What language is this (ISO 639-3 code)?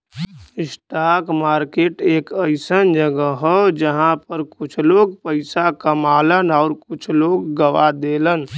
bho